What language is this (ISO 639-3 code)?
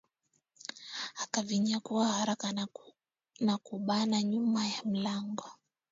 swa